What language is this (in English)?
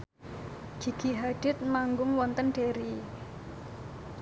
Javanese